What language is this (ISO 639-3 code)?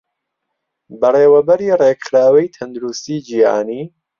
ckb